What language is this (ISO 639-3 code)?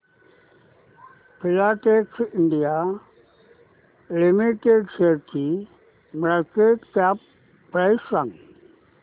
mar